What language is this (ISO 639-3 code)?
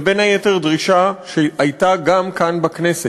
heb